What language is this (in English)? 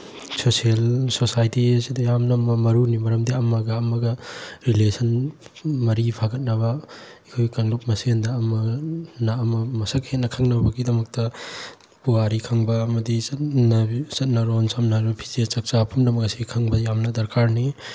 Manipuri